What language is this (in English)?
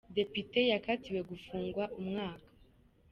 Kinyarwanda